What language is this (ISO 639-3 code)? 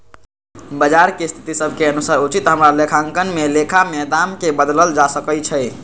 mag